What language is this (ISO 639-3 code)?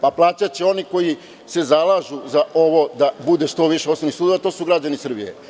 srp